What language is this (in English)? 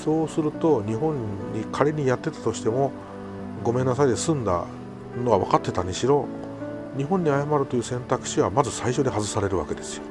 Japanese